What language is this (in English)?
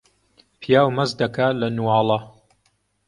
Central Kurdish